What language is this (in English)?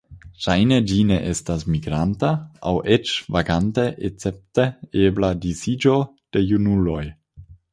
Esperanto